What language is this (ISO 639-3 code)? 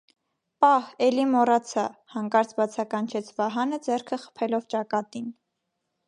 hye